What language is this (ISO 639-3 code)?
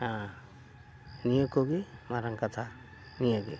sat